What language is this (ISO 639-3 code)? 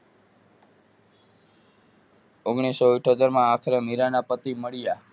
guj